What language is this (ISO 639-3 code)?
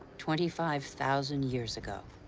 eng